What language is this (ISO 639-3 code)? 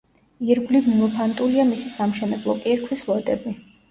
kat